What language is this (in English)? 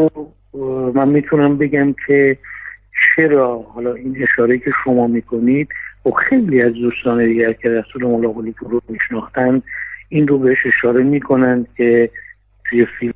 Persian